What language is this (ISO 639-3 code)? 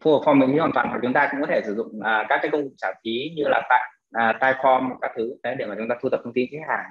vie